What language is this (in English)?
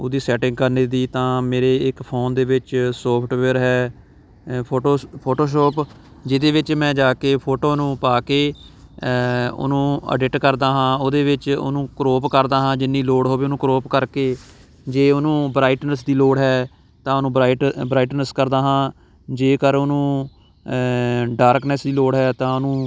Punjabi